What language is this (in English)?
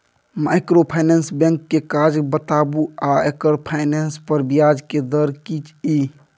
Maithili